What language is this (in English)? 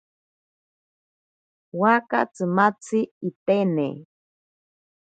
Ashéninka Perené